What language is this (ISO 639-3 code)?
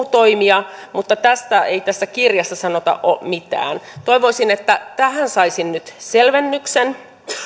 fin